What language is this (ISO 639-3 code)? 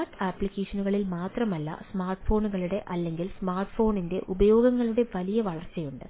mal